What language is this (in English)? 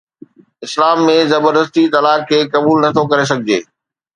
Sindhi